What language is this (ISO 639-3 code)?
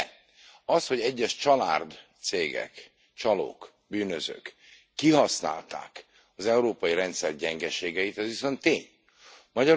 hun